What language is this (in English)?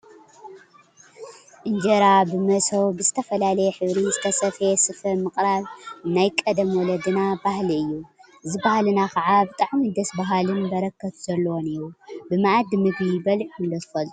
Tigrinya